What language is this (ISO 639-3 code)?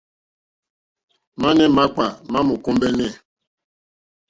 bri